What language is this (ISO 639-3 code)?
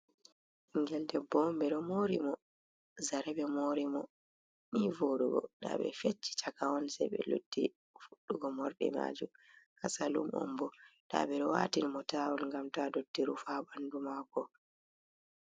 ful